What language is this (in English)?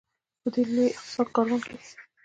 Pashto